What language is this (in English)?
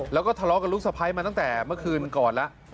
Thai